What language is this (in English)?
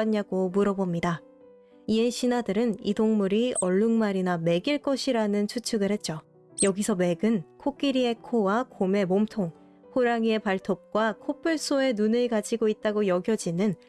Korean